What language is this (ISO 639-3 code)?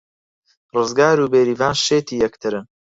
ckb